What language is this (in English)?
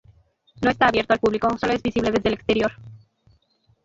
Spanish